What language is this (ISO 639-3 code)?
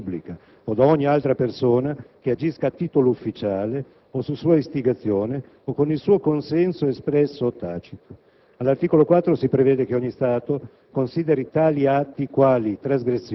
ita